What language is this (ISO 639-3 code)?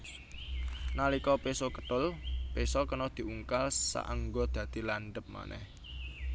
jav